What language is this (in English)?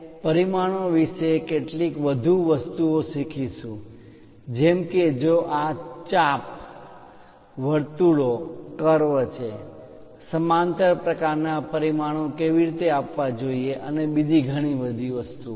Gujarati